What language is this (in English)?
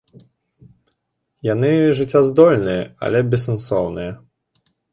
Belarusian